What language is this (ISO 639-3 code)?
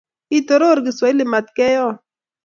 kln